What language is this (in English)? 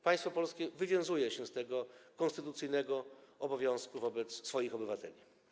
Polish